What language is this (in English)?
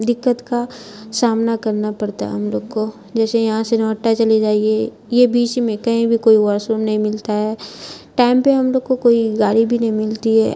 Urdu